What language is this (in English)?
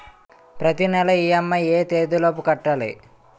Telugu